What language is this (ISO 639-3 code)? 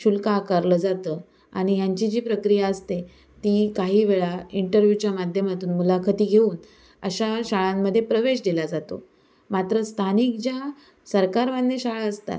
mar